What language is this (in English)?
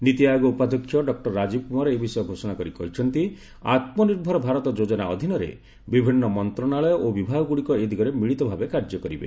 Odia